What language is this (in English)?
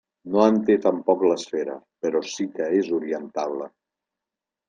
Catalan